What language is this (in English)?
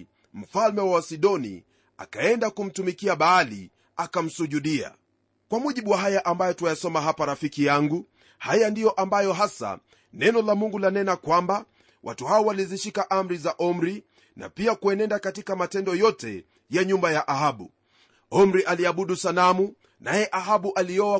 Swahili